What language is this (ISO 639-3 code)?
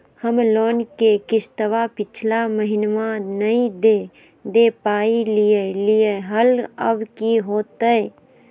mag